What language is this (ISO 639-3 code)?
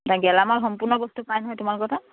asm